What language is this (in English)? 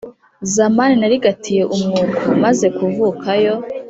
Kinyarwanda